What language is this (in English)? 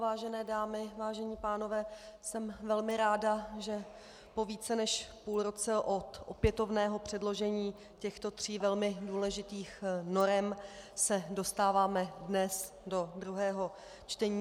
Czech